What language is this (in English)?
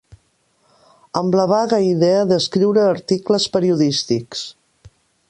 Catalan